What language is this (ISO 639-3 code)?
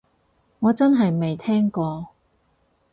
yue